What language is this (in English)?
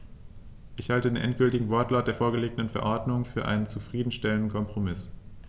German